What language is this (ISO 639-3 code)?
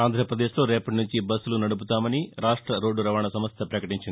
tel